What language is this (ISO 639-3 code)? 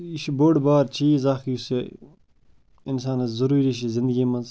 kas